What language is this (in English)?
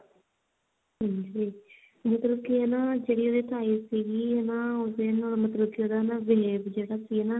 Punjabi